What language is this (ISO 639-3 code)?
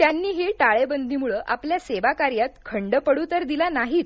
mar